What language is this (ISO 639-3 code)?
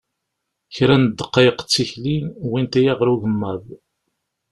kab